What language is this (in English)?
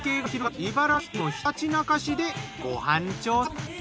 Japanese